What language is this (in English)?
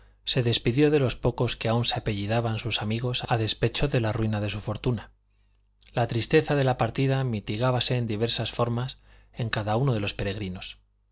Spanish